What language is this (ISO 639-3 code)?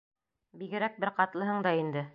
bak